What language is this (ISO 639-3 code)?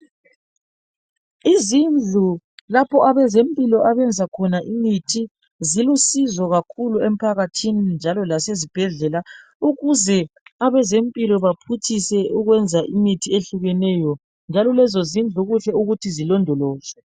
nde